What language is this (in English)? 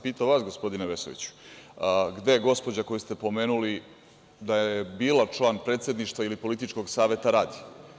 Serbian